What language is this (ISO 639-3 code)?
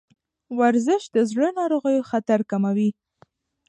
pus